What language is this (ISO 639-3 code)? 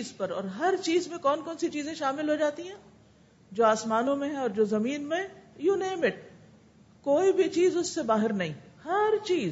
urd